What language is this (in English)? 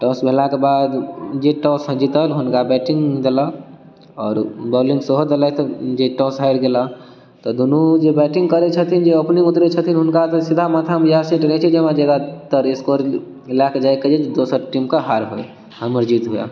Maithili